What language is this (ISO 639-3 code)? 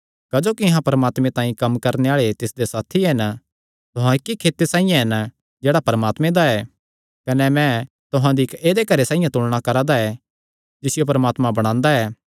xnr